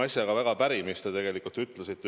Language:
Estonian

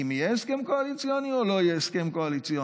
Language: Hebrew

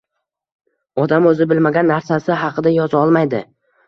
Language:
Uzbek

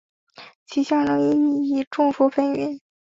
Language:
Chinese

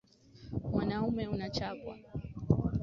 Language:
Swahili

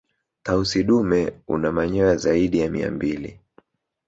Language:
Swahili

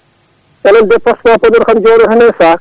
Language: Fula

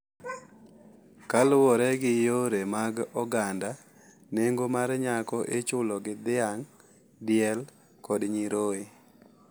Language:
Luo (Kenya and Tanzania)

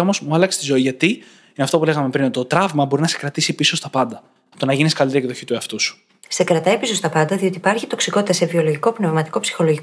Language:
Greek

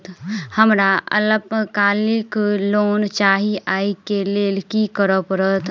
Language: Maithili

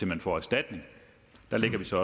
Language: Danish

